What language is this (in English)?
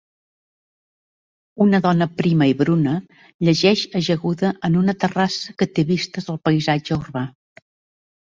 Catalan